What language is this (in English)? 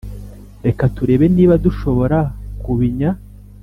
Kinyarwanda